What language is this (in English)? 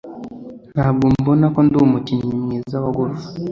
Kinyarwanda